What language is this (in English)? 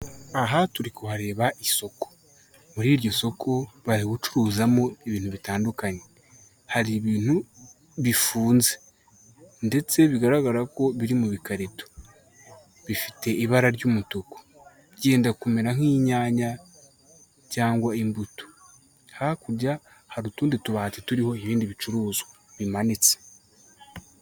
Kinyarwanda